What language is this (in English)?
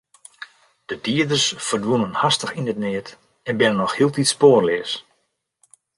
Western Frisian